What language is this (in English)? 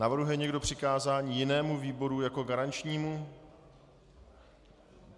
Czech